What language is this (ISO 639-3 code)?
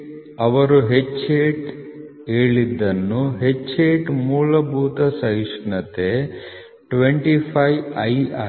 kan